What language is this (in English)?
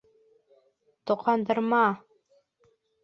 Bashkir